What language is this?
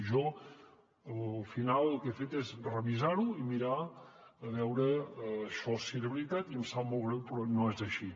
Catalan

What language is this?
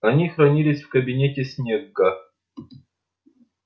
Russian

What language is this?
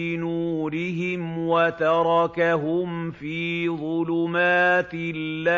Arabic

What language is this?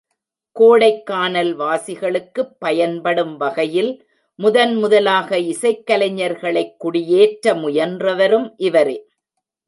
Tamil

